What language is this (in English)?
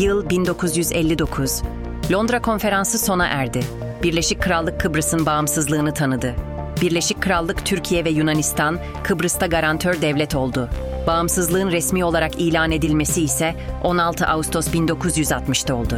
Turkish